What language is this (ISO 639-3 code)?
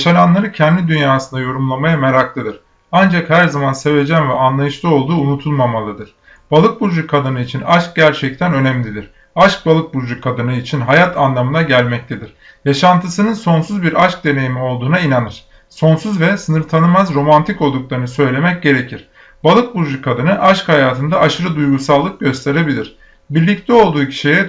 tur